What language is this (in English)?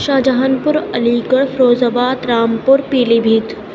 Urdu